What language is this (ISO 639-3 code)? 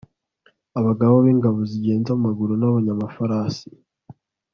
kin